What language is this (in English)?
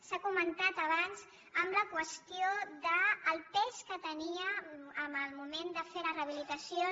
Catalan